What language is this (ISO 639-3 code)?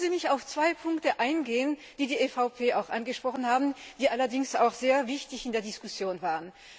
deu